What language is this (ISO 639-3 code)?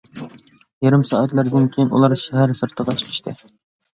uig